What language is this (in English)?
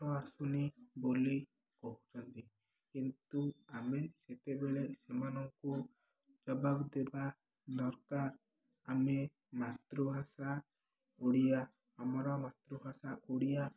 Odia